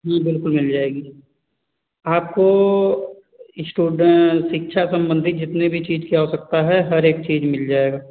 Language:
Hindi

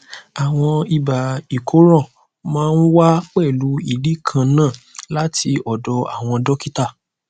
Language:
Yoruba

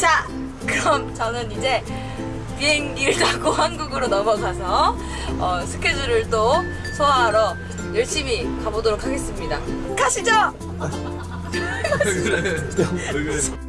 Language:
Korean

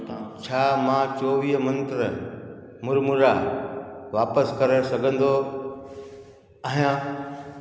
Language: Sindhi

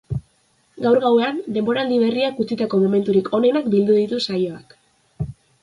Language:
Basque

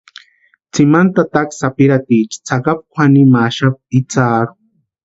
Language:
Western Highland Purepecha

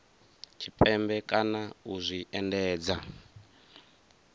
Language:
Venda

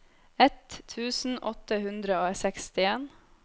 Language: Norwegian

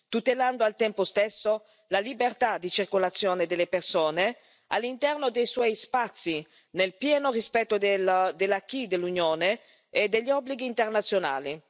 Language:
Italian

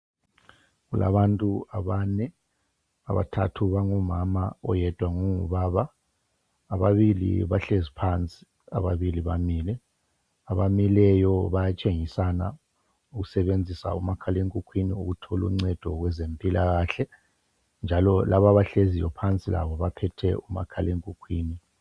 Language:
North Ndebele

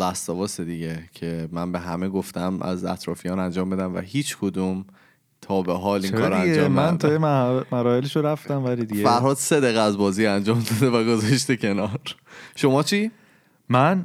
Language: Persian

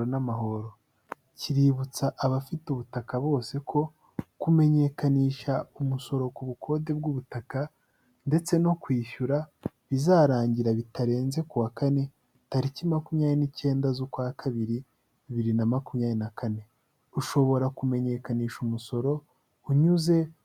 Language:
Kinyarwanda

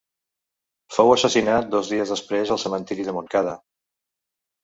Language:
Catalan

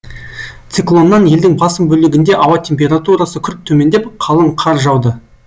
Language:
Kazakh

